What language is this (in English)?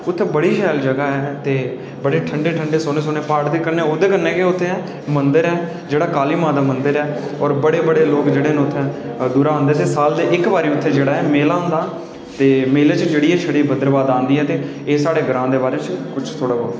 Dogri